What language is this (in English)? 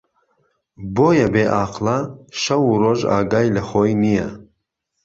Central Kurdish